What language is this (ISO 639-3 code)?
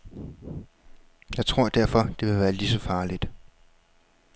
dan